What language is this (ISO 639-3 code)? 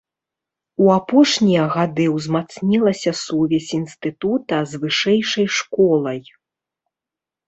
bel